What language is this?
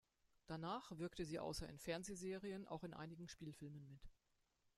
German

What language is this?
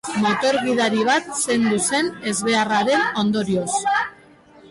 Basque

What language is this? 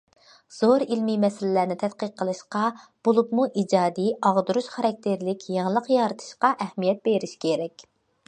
Uyghur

